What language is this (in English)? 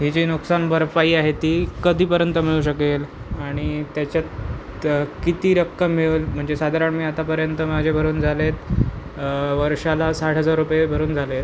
Marathi